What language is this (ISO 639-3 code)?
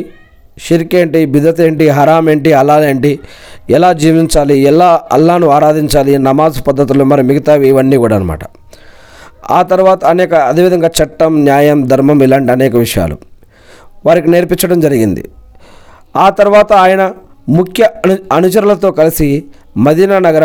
tel